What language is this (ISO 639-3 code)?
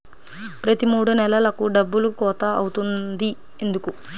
tel